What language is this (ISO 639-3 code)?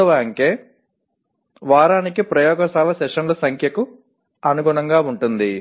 tel